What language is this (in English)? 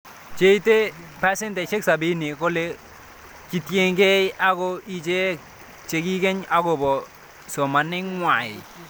Kalenjin